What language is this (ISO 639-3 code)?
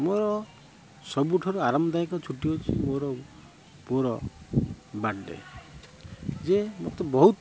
ori